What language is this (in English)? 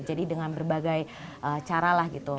Indonesian